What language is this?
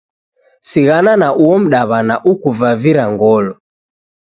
Taita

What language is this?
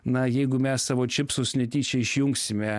Lithuanian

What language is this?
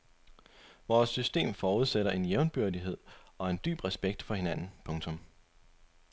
Danish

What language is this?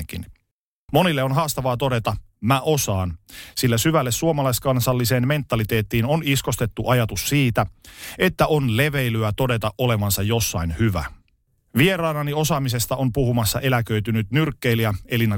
Finnish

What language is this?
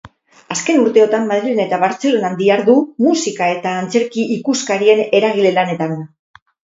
Basque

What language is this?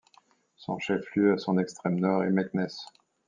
French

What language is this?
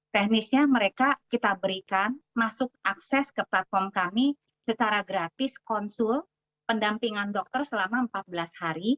Indonesian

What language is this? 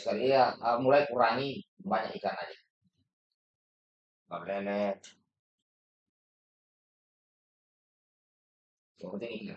Indonesian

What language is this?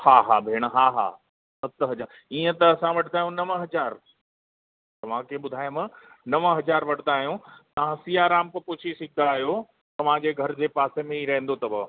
Sindhi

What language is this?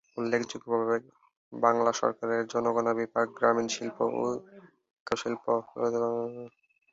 Bangla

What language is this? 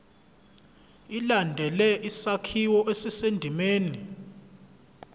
Zulu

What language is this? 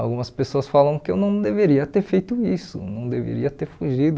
Portuguese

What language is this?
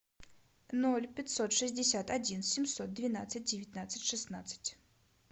Russian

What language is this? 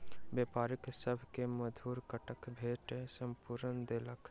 Maithili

